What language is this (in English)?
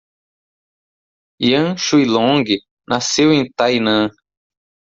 Portuguese